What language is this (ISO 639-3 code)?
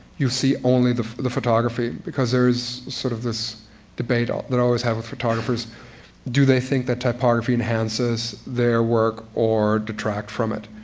eng